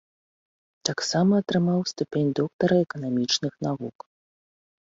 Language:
Belarusian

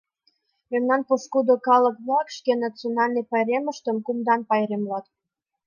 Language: Mari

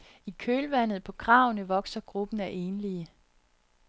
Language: Danish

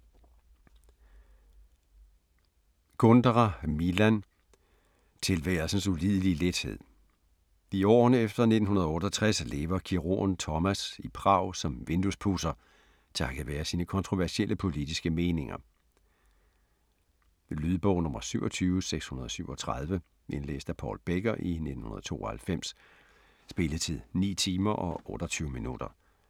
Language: Danish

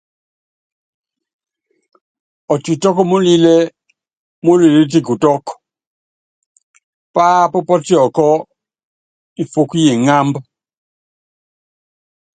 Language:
Yangben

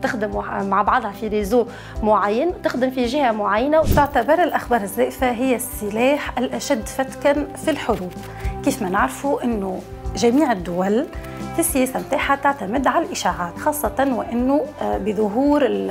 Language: Arabic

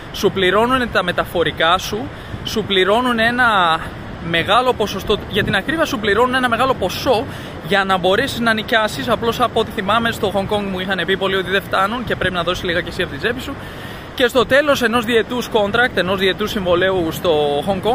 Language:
Greek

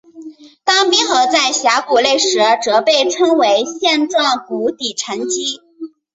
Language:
Chinese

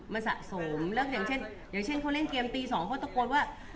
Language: Thai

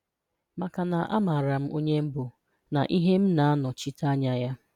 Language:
Igbo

